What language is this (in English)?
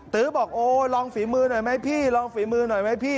Thai